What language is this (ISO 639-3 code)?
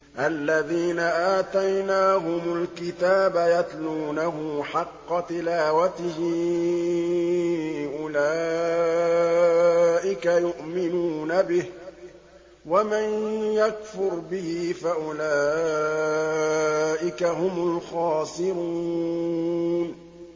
ara